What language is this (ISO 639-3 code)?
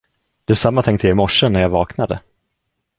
swe